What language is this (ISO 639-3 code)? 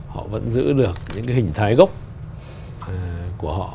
vie